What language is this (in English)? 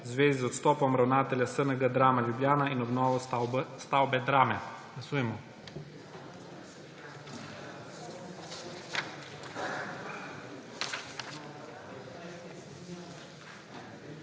Slovenian